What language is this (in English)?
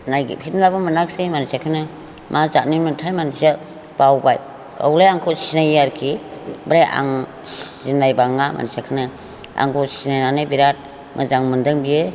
Bodo